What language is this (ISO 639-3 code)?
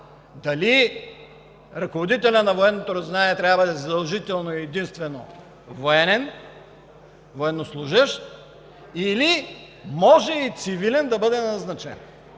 bul